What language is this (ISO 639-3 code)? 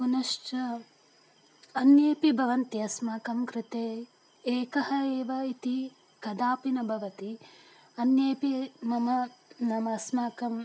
san